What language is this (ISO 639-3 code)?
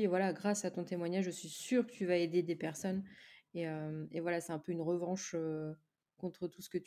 fra